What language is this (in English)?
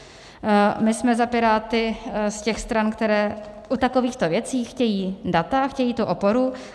Czech